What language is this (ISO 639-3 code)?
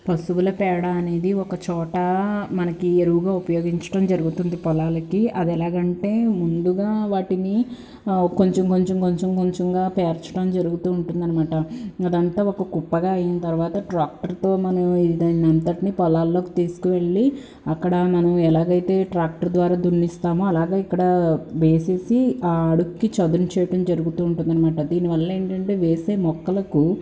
tel